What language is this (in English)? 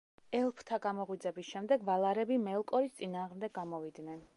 Georgian